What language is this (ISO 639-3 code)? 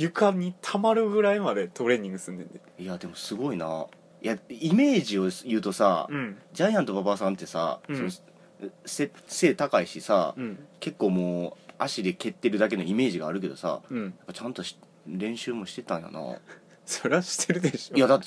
jpn